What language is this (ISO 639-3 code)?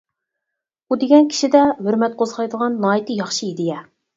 uig